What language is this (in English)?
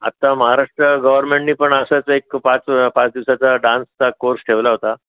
Marathi